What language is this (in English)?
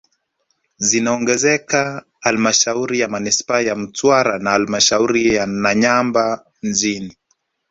Swahili